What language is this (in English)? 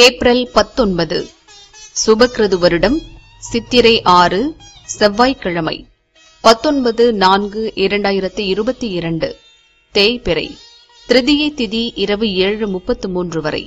Romanian